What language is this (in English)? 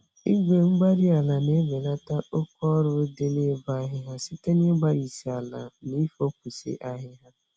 Igbo